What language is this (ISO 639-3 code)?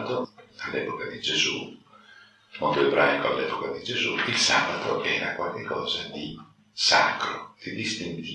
ita